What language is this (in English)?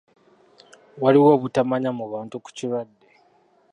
Ganda